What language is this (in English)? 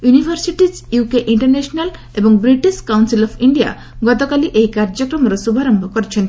Odia